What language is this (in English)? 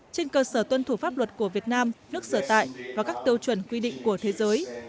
Vietnamese